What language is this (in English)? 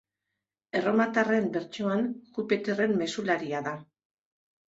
Basque